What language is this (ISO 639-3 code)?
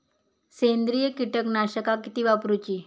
mar